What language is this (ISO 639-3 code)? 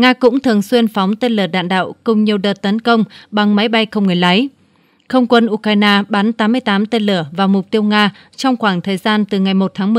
vie